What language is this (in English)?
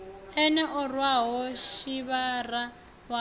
Venda